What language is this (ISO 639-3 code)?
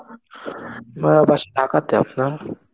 ben